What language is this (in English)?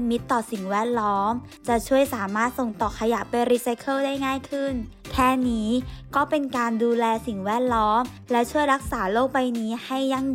Thai